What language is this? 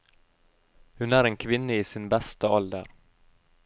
Norwegian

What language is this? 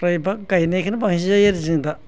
Bodo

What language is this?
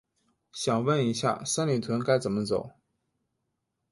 Chinese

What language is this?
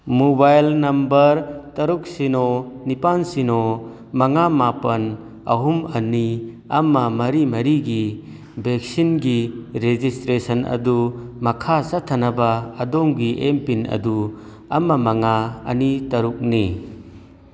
Manipuri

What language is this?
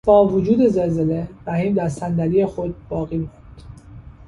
Persian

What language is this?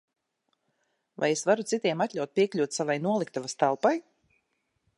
Latvian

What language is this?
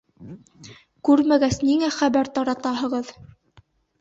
Bashkir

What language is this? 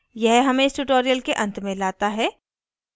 Hindi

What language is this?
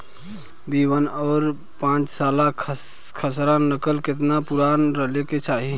Bhojpuri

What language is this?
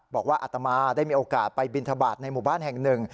Thai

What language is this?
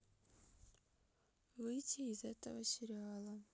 Russian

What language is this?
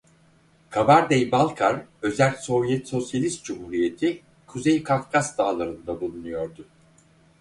Turkish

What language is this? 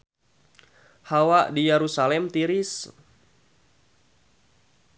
Sundanese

